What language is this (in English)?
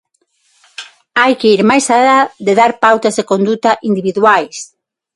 Galician